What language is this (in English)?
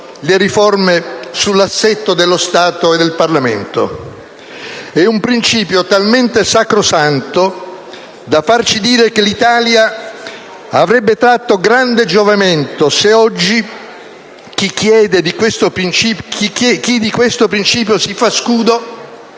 Italian